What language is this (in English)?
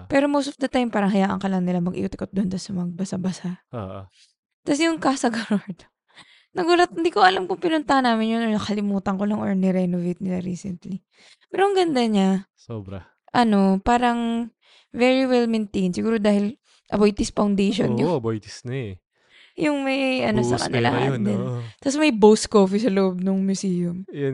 Filipino